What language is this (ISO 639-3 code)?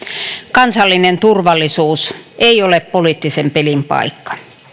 fin